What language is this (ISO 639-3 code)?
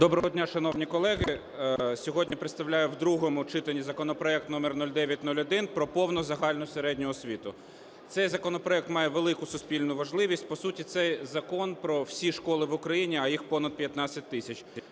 ukr